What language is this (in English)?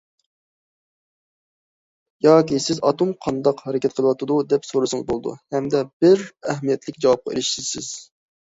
Uyghur